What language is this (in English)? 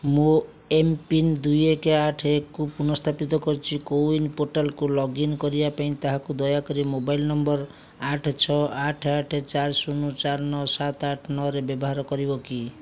Odia